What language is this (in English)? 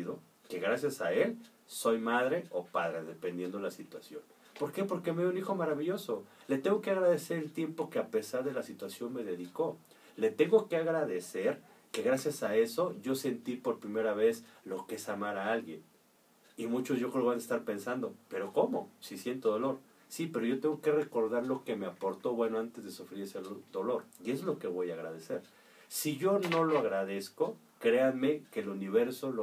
Spanish